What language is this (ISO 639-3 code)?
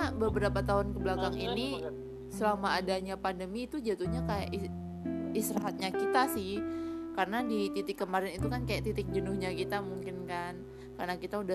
ind